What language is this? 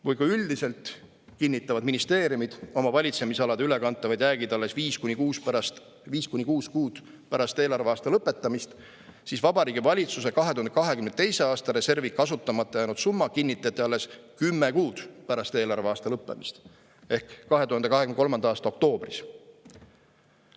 Estonian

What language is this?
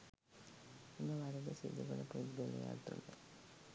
Sinhala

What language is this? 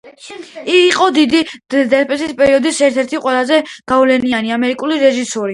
Georgian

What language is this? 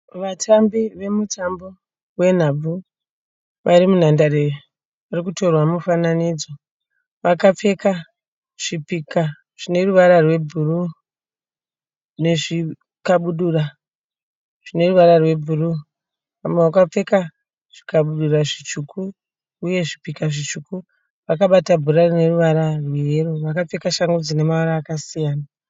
Shona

